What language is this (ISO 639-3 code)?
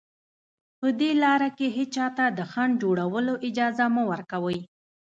pus